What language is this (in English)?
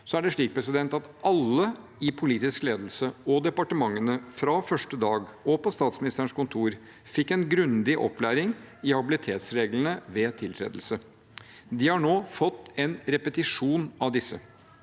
Norwegian